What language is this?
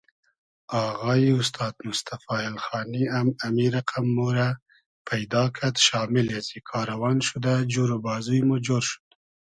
Hazaragi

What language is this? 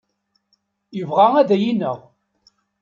Kabyle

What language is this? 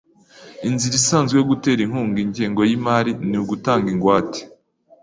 Kinyarwanda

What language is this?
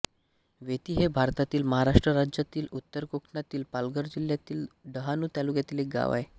Marathi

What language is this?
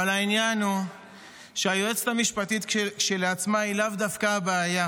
Hebrew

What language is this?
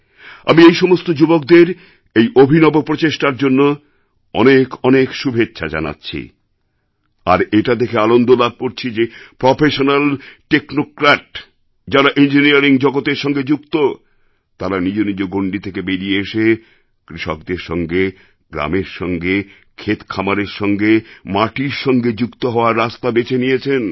Bangla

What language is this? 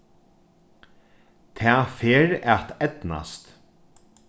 Faroese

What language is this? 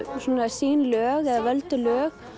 Icelandic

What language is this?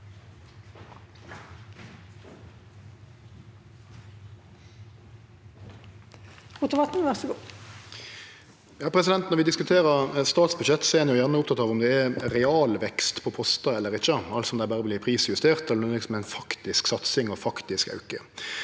Norwegian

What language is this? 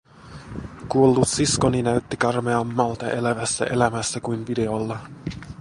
Finnish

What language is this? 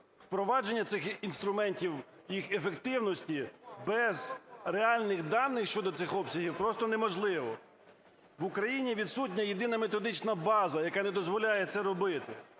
Ukrainian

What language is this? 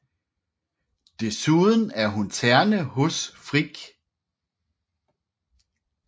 Danish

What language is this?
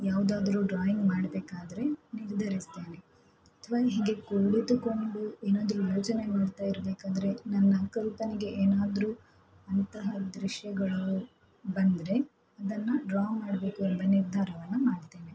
Kannada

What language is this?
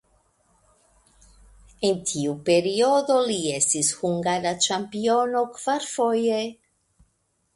Esperanto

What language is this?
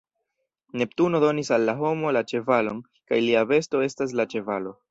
Esperanto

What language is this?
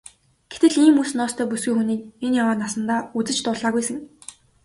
Mongolian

